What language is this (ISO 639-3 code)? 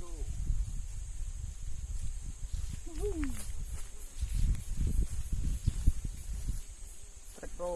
ind